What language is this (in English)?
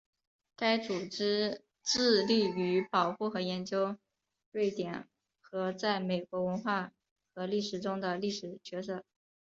Chinese